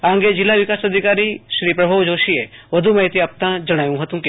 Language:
Gujarati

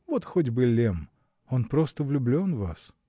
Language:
Russian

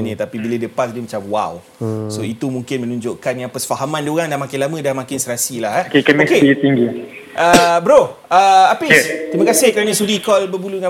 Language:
Malay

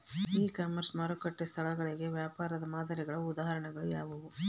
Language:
Kannada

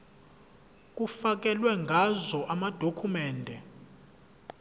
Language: Zulu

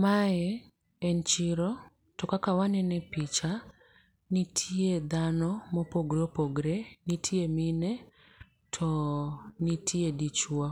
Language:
Luo (Kenya and Tanzania)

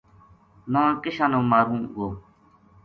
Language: Gujari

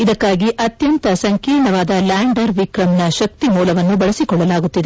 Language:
Kannada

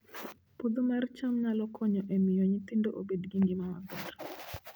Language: Luo (Kenya and Tanzania)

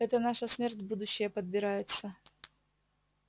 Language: Russian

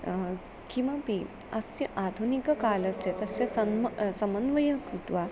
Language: Sanskrit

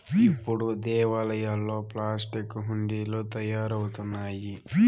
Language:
Telugu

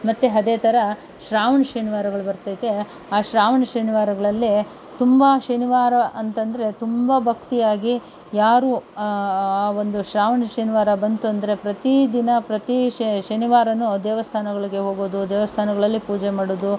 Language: Kannada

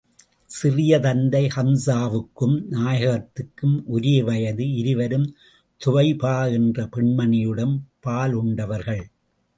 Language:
Tamil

